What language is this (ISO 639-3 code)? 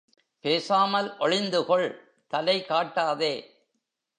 tam